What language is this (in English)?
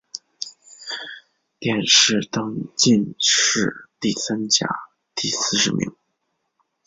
Chinese